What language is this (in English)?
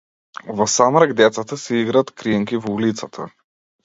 Macedonian